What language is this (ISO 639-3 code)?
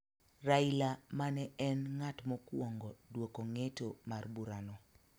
luo